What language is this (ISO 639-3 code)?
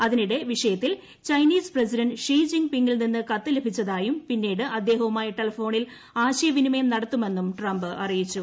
mal